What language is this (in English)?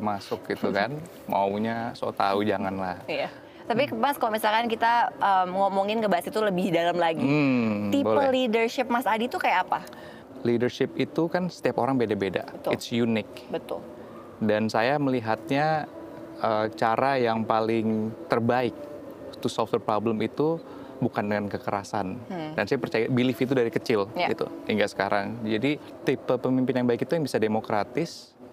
Indonesian